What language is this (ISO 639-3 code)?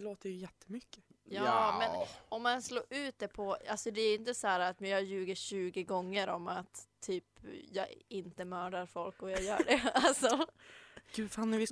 swe